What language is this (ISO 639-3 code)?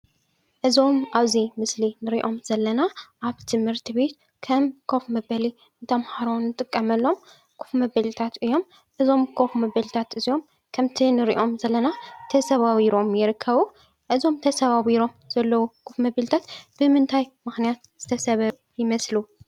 tir